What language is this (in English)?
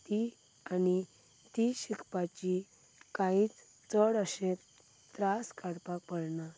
Konkani